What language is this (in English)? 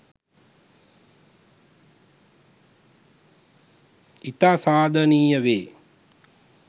Sinhala